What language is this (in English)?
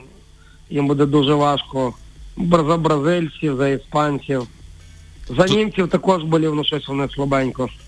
Ukrainian